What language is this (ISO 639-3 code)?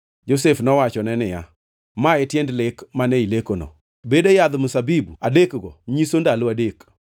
luo